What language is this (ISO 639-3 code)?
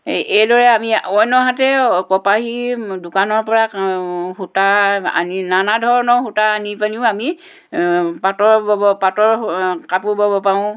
asm